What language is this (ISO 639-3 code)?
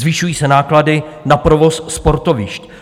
ces